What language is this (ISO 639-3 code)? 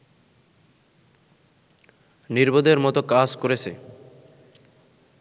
ben